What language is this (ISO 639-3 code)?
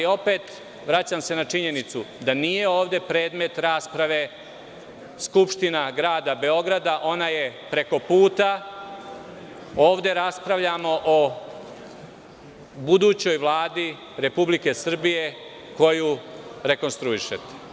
srp